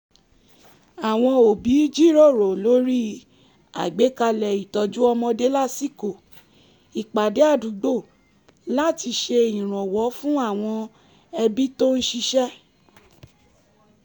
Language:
Yoruba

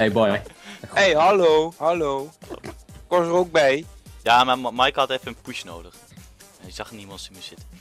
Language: Dutch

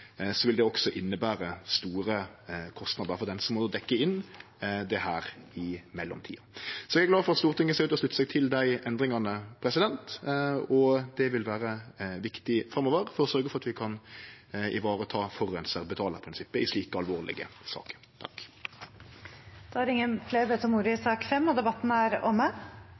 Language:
Norwegian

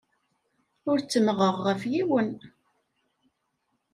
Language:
Kabyle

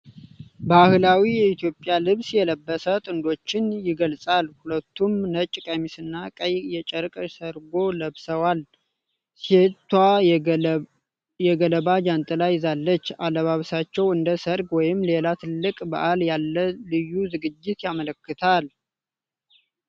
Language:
Amharic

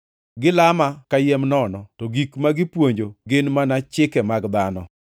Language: Luo (Kenya and Tanzania)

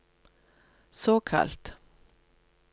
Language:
Norwegian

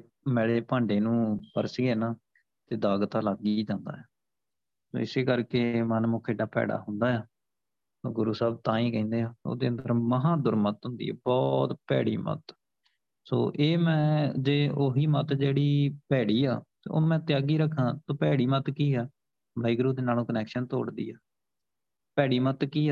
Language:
Punjabi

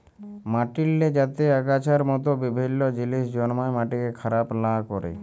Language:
Bangla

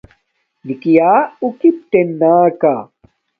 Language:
Domaaki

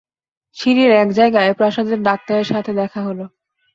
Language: Bangla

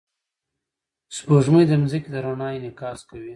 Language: Pashto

